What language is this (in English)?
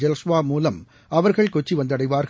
Tamil